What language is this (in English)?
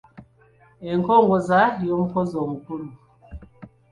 Ganda